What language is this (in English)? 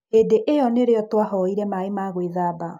Kikuyu